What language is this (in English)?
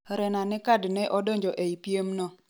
Luo (Kenya and Tanzania)